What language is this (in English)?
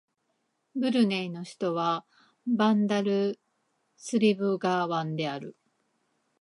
Japanese